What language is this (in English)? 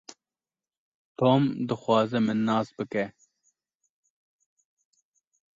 Kurdish